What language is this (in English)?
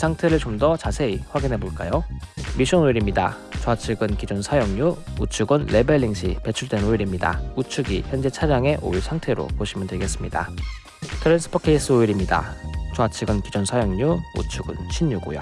Korean